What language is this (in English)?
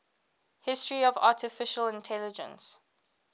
English